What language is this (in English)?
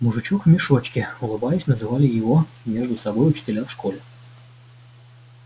Russian